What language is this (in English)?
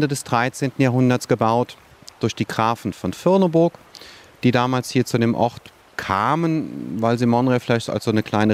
German